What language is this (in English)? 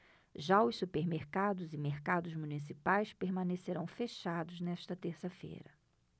Portuguese